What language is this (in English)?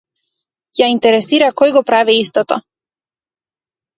Macedonian